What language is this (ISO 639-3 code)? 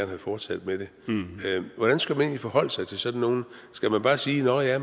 dan